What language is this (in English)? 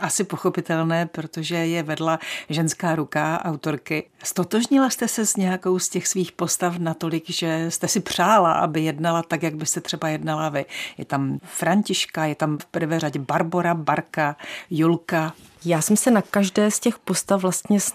Czech